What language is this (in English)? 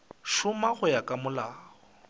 Northern Sotho